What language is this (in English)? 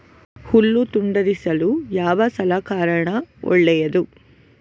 Kannada